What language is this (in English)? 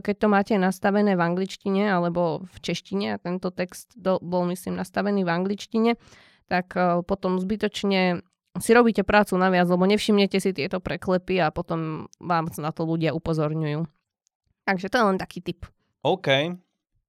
Slovak